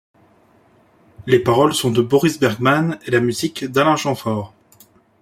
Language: French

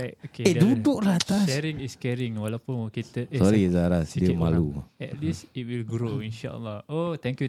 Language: Malay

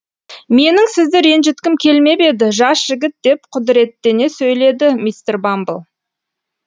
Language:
Kazakh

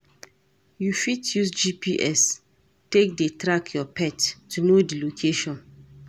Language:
Nigerian Pidgin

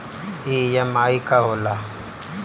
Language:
Bhojpuri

